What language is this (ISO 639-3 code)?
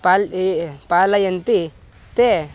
san